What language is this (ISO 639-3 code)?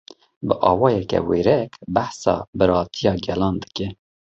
kur